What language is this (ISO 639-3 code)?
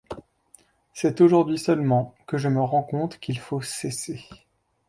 fra